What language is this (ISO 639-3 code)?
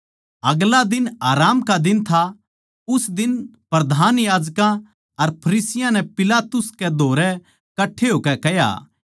bgc